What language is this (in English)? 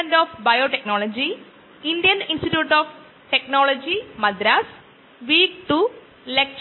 Malayalam